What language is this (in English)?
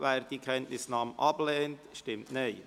Swiss German